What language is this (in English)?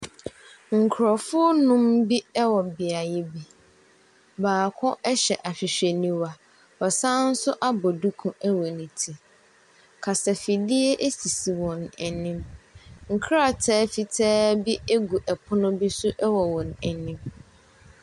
Akan